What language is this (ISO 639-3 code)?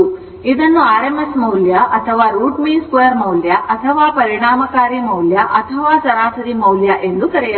kan